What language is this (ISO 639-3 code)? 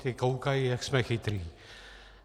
ces